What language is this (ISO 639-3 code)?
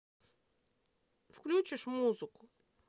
rus